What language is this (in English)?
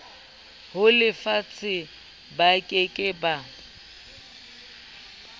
Southern Sotho